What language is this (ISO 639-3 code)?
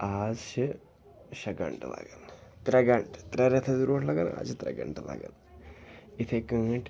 kas